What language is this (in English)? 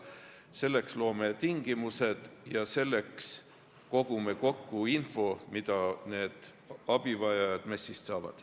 Estonian